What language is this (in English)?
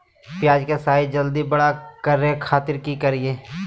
Magahi